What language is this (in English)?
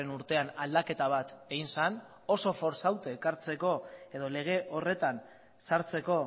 Basque